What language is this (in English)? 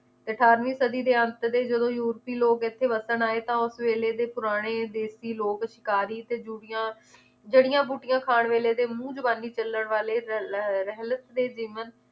Punjabi